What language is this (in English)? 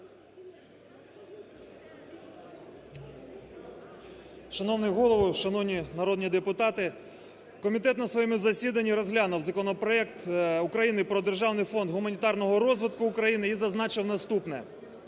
Ukrainian